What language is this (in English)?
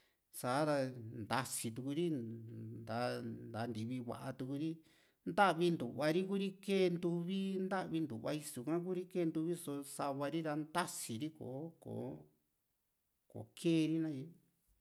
Juxtlahuaca Mixtec